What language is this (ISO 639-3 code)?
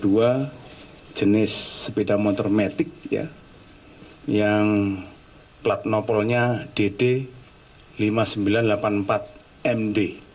ind